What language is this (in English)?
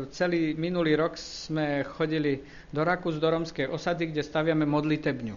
Slovak